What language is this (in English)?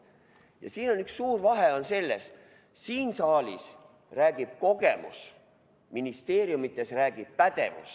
Estonian